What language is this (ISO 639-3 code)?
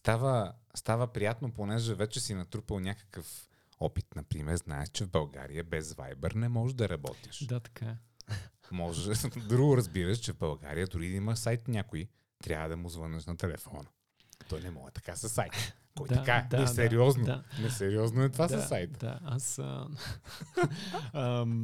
bul